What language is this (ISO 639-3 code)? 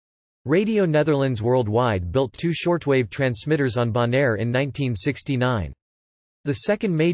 eng